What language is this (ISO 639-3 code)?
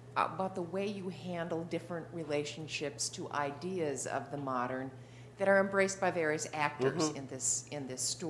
eng